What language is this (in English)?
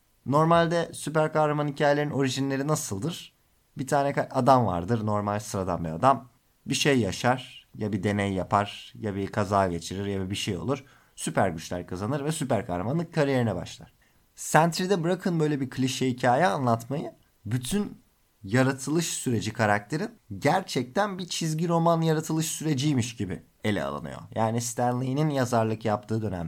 Turkish